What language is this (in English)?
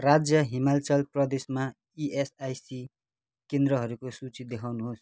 Nepali